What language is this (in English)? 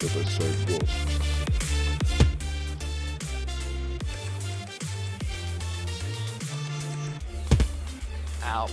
English